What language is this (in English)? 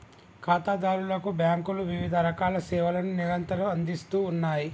Telugu